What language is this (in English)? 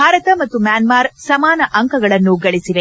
Kannada